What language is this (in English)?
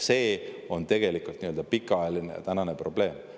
Estonian